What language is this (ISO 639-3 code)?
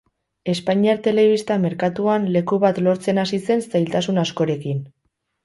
eus